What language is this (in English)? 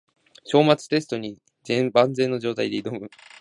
Japanese